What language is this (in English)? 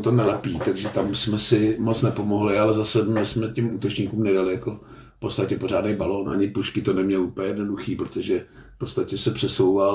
Czech